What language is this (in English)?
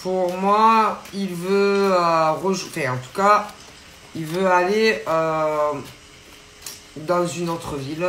French